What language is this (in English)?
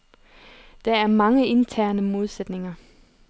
Danish